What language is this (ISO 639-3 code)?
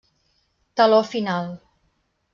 cat